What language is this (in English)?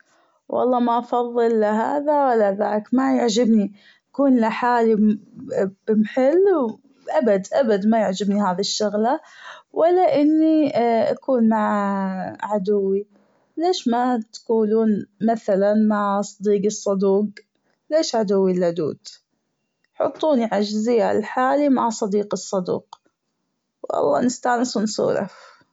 Gulf Arabic